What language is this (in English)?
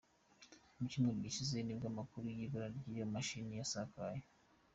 Kinyarwanda